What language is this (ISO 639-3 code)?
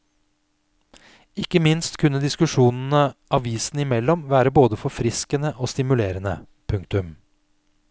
nor